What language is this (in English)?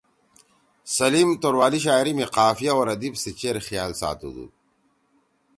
Torwali